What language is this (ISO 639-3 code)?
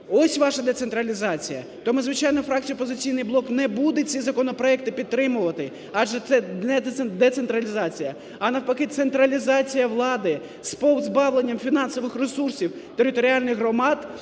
ukr